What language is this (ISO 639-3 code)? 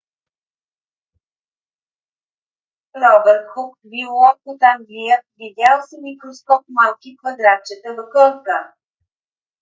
bul